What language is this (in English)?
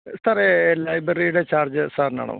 Malayalam